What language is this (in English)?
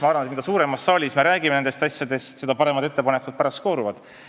Estonian